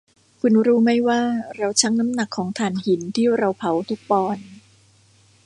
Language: Thai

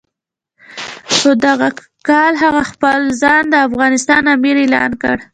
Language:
Pashto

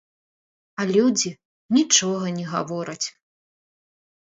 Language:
Belarusian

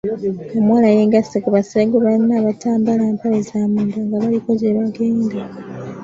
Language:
Ganda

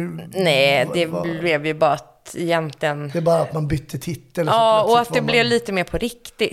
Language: Swedish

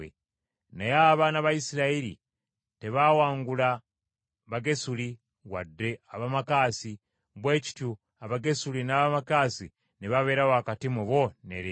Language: Ganda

